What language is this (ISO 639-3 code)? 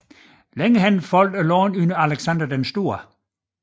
dan